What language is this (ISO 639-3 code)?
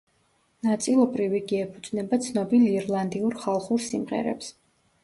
kat